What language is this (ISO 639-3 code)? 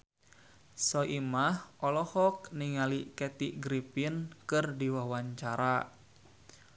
sun